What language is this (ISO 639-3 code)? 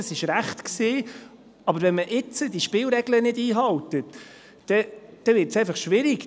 gsw